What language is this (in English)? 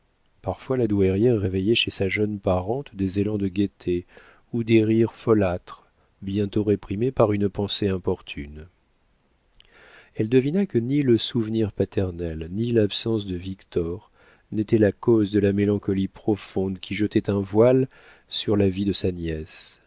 French